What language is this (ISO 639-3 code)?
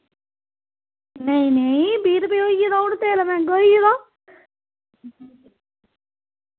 doi